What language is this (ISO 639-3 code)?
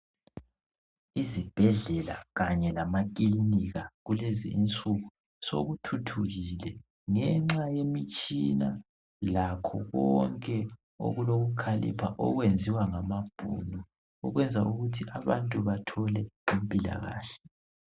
nde